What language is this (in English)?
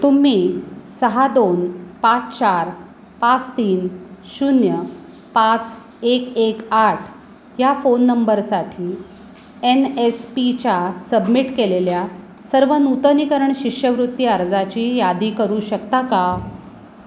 Marathi